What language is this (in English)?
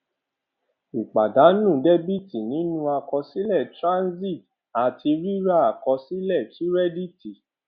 Yoruba